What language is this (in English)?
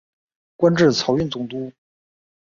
Chinese